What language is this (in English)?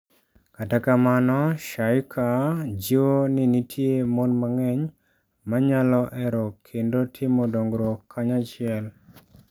Luo (Kenya and Tanzania)